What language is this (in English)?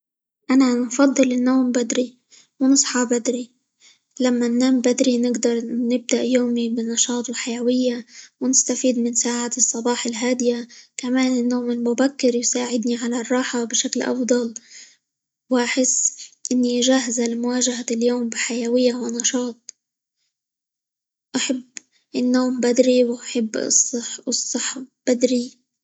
Libyan Arabic